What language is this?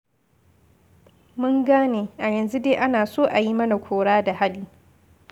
Hausa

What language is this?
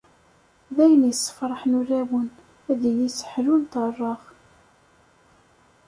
Kabyle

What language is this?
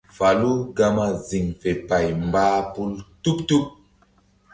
Mbum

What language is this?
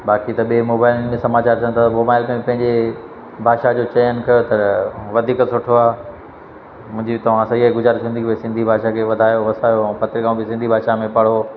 Sindhi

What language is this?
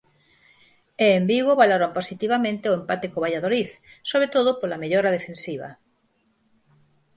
Galician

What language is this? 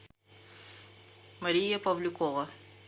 Russian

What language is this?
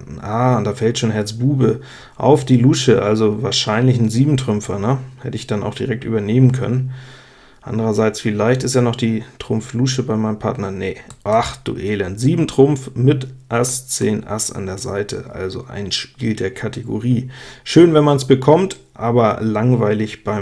German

